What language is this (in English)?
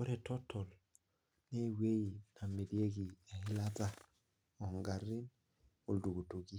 Masai